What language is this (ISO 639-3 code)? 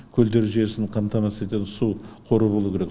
kaz